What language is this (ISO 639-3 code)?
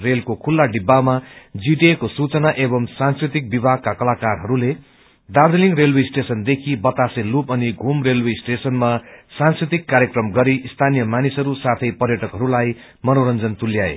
nep